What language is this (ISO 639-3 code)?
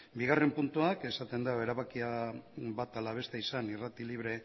eus